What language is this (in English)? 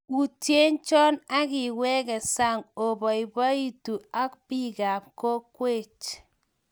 Kalenjin